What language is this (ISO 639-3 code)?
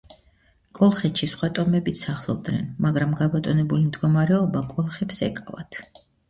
kat